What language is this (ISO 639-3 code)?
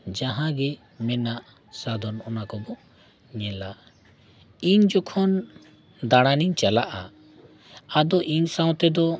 sat